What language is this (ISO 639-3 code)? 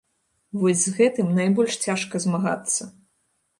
bel